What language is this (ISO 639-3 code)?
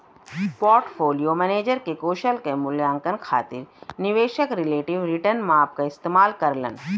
bho